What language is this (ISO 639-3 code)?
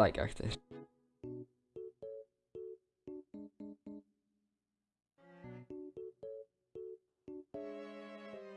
nld